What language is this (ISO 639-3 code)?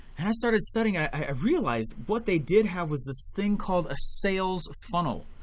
eng